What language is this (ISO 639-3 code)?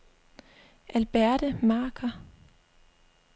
dan